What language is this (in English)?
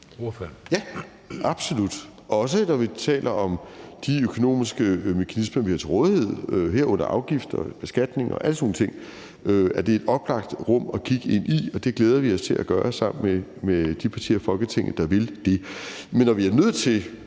Danish